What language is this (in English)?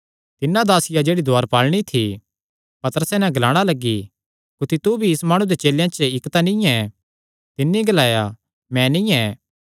Kangri